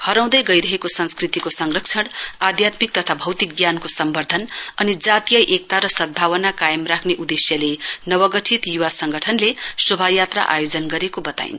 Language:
Nepali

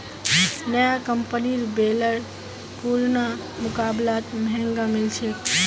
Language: Magahi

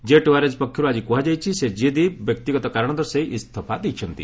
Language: Odia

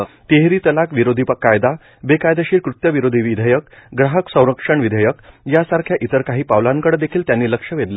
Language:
Marathi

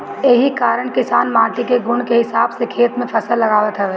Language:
Bhojpuri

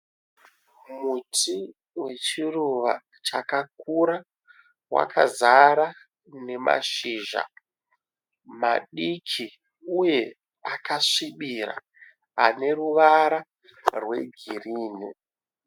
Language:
Shona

